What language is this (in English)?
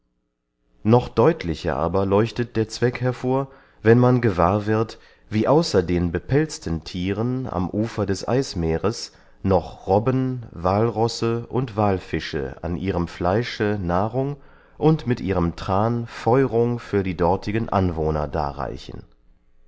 German